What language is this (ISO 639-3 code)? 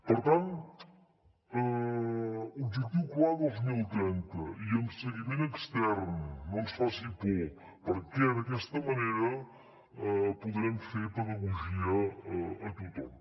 cat